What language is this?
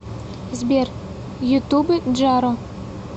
Russian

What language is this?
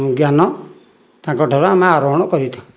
Odia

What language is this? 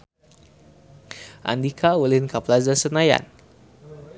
Sundanese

